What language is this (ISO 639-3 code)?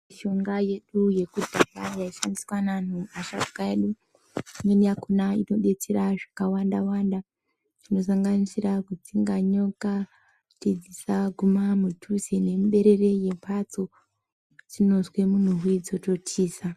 ndc